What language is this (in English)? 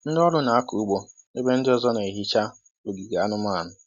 Igbo